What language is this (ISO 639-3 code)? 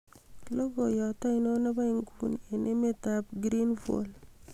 kln